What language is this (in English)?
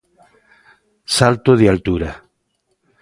Galician